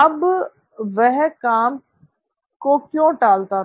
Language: Hindi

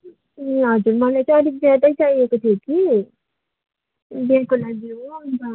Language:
Nepali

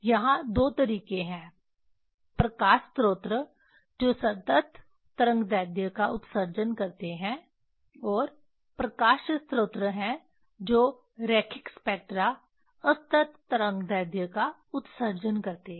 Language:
Hindi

